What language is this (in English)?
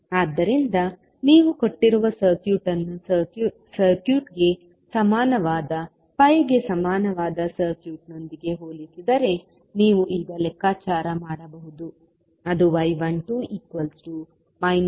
Kannada